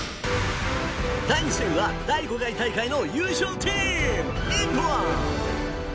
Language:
Japanese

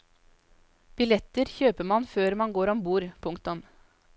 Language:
Norwegian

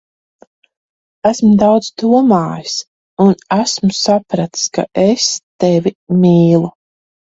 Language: Latvian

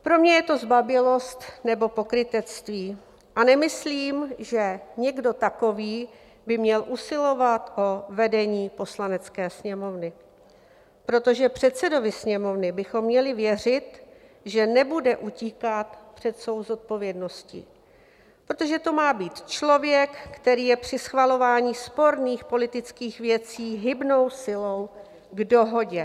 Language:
Czech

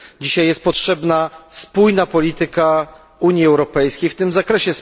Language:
Polish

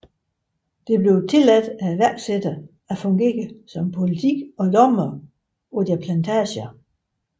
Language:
Danish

